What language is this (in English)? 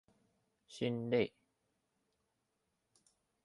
Chinese